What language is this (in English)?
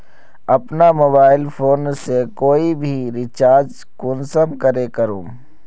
Magahi